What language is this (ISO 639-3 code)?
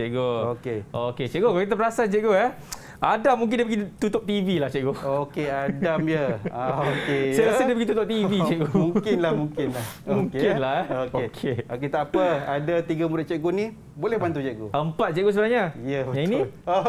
msa